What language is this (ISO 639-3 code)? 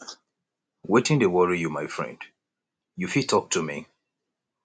pcm